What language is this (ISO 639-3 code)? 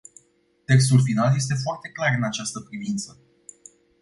ron